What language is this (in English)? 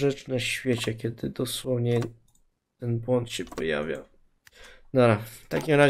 Polish